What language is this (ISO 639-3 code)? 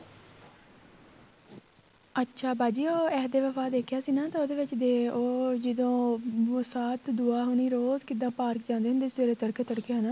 pan